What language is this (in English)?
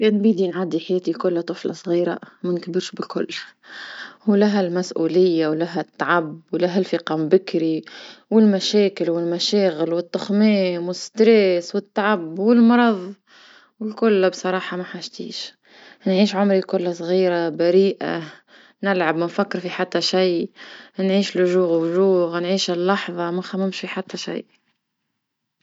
Tunisian Arabic